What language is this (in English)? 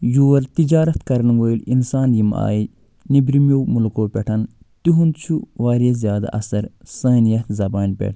Kashmiri